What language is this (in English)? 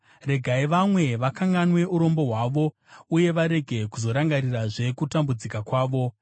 Shona